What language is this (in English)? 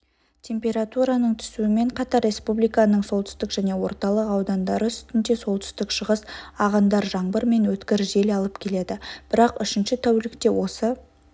Kazakh